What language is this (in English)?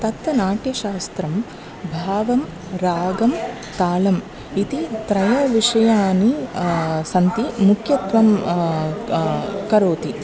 Sanskrit